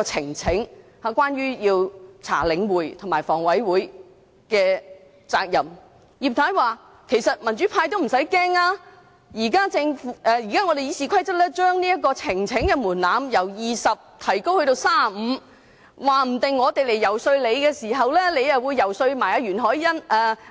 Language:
Cantonese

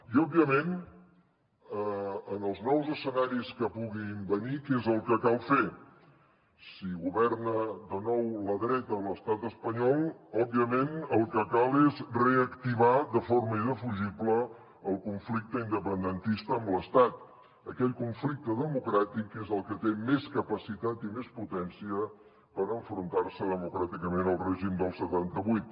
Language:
Catalan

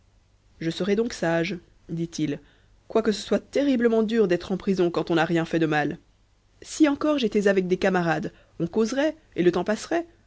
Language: French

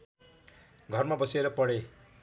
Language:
Nepali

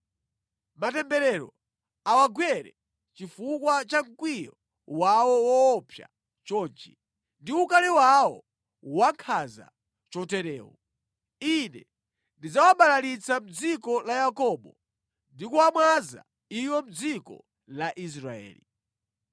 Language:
Nyanja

